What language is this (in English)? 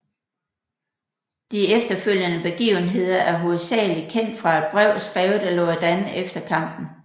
Danish